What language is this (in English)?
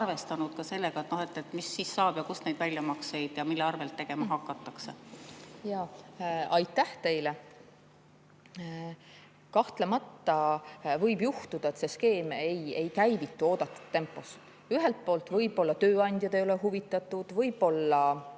Estonian